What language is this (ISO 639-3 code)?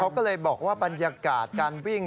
tha